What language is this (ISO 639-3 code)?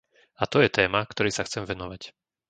slk